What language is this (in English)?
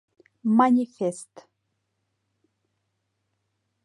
Mari